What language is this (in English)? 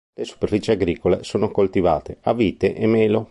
Italian